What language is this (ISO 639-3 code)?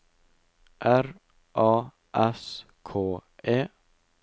nor